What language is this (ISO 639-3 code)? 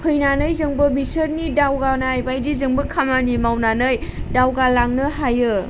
brx